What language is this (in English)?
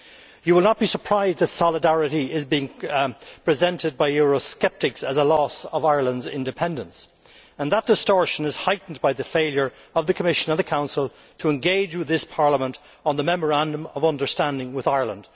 English